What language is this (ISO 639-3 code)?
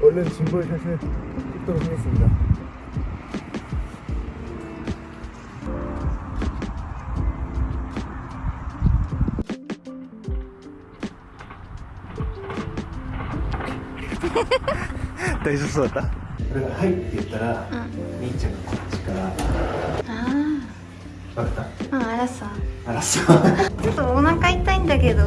kor